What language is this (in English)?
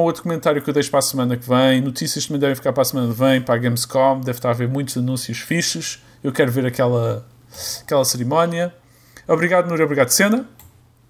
Portuguese